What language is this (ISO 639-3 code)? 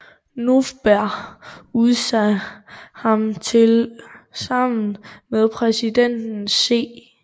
dan